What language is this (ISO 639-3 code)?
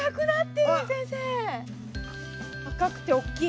jpn